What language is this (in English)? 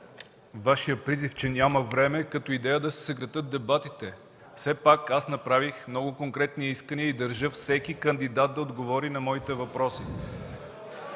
Bulgarian